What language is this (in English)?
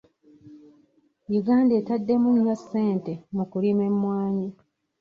Ganda